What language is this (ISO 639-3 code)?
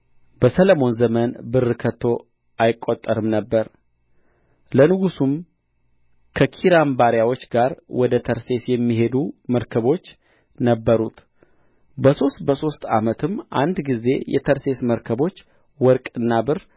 amh